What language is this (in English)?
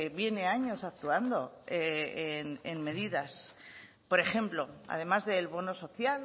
Spanish